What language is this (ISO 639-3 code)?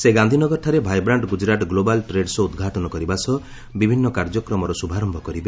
ori